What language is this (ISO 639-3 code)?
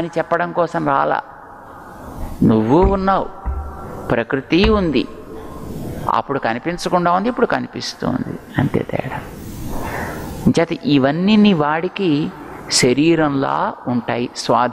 hin